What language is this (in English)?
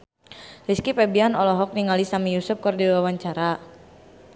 Sundanese